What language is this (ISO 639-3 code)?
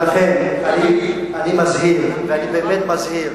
heb